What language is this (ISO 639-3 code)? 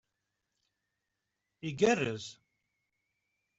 kab